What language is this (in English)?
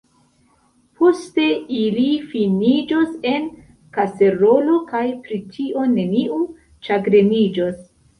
Esperanto